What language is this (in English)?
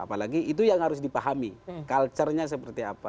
Indonesian